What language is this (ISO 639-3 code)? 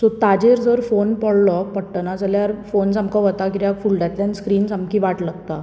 kok